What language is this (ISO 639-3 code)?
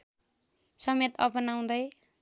nep